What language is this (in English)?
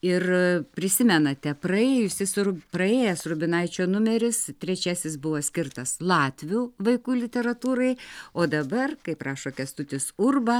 Lithuanian